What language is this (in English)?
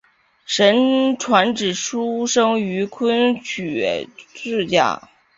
Chinese